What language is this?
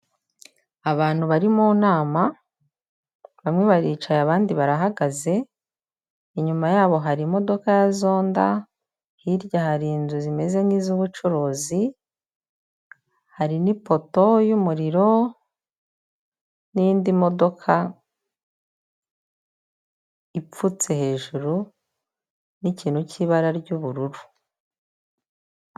Kinyarwanda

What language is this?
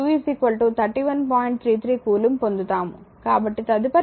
Telugu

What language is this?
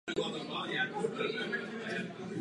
Czech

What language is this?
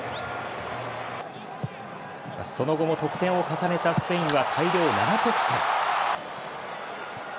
Japanese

